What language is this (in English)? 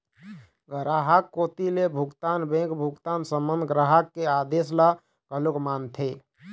Chhattisgarhi